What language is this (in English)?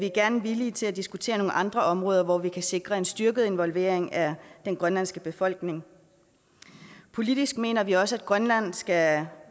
Danish